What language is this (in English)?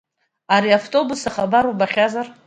Abkhazian